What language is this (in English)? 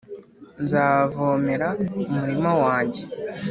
Kinyarwanda